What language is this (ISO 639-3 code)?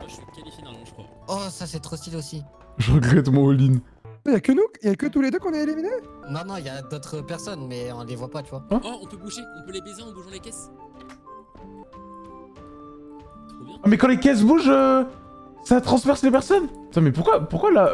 fra